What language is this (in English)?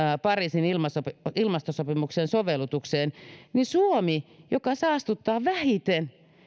Finnish